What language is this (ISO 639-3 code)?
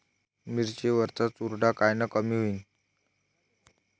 mar